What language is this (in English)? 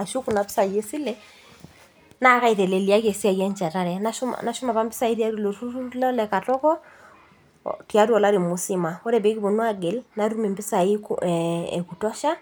Masai